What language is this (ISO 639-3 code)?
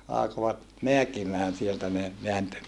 fin